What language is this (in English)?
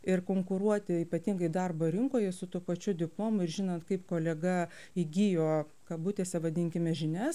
Lithuanian